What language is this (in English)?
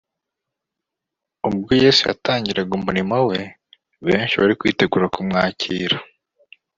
Kinyarwanda